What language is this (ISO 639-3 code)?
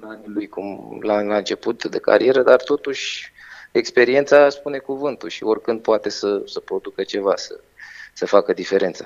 ron